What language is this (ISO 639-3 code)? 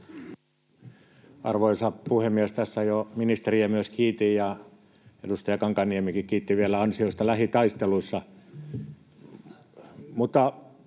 fin